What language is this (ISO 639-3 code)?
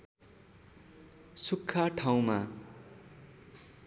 nep